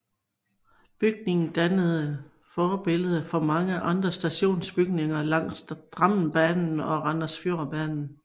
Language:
Danish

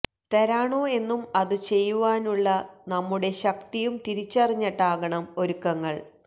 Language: Malayalam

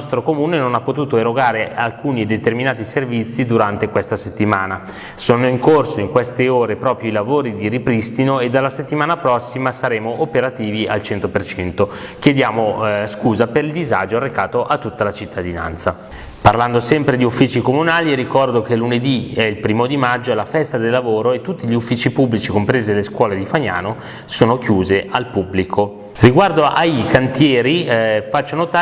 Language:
Italian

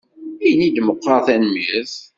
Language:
Kabyle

